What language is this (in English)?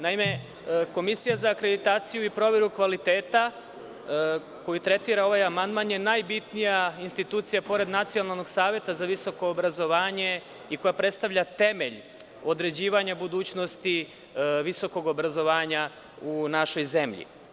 Serbian